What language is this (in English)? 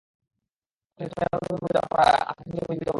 Bangla